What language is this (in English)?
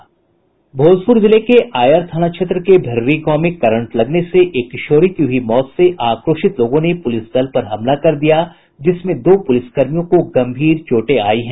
Hindi